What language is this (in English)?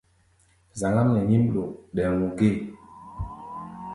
Gbaya